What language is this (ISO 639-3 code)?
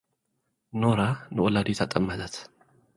tir